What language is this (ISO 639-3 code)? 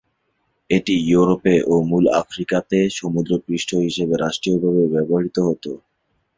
ben